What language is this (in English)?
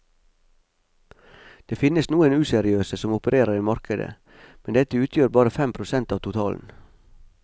Norwegian